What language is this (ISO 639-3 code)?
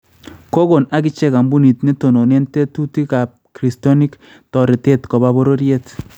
kln